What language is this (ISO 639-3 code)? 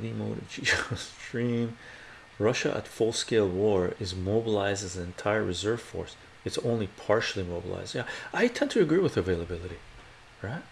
eng